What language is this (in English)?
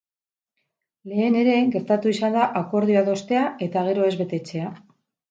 Basque